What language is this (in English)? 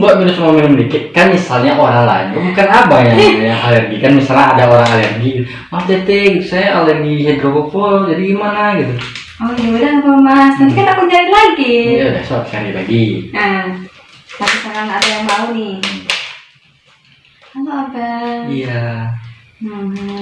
Indonesian